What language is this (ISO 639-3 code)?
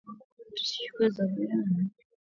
swa